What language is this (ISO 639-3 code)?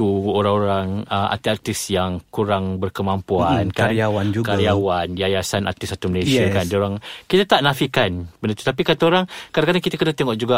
msa